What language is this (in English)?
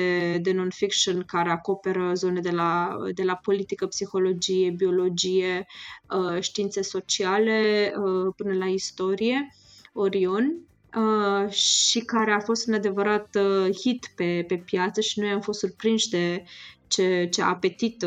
Romanian